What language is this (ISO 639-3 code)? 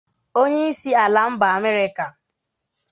ibo